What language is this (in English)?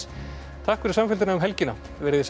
Icelandic